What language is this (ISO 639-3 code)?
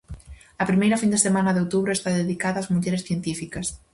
glg